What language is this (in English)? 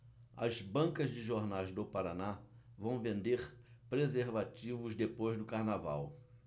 Portuguese